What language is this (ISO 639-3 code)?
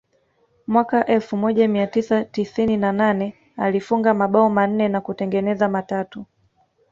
swa